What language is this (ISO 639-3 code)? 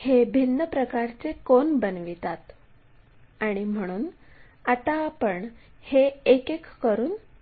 mar